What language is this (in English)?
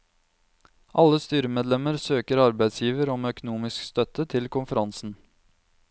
Norwegian